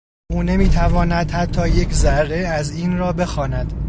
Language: Persian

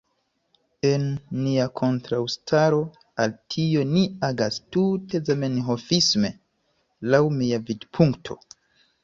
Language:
Esperanto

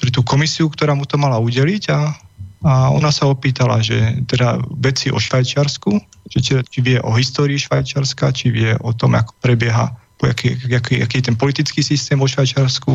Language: Slovak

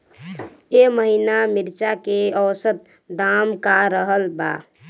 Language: Bhojpuri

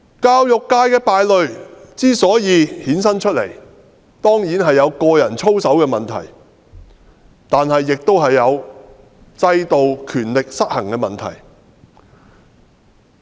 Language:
Cantonese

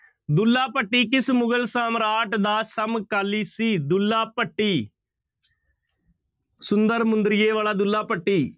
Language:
Punjabi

